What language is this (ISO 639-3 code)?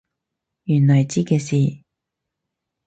yue